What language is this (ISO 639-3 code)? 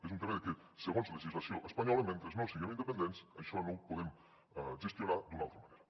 cat